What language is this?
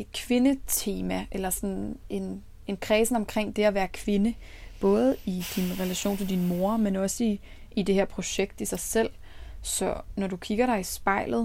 Danish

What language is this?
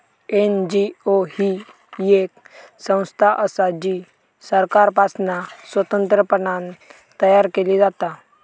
Marathi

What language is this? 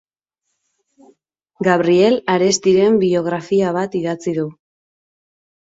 Basque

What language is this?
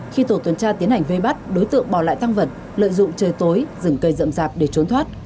Vietnamese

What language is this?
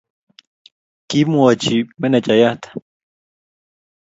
Kalenjin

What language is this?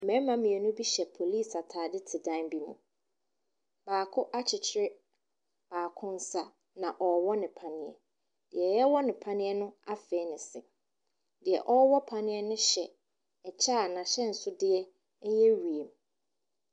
Akan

